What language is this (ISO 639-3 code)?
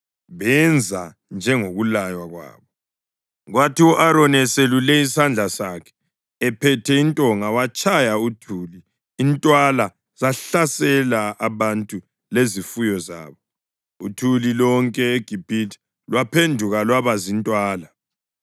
nde